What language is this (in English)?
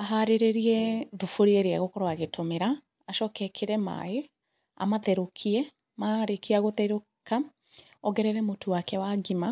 Kikuyu